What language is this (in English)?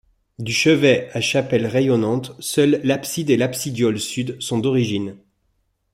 French